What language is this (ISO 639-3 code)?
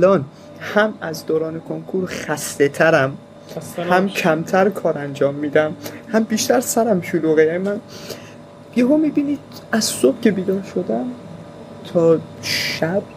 fas